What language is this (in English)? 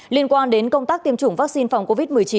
Vietnamese